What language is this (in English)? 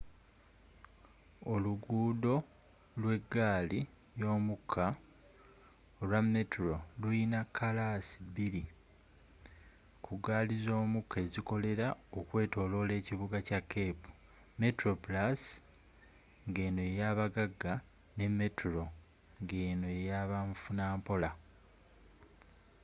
Ganda